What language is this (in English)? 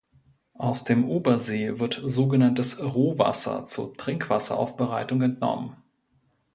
German